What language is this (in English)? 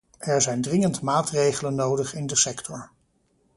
Dutch